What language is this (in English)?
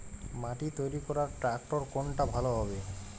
Bangla